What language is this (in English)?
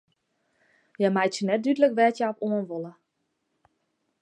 Western Frisian